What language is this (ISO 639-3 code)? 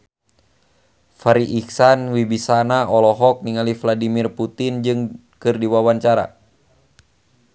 sun